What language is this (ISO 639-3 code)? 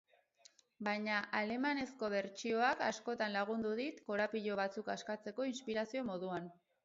eus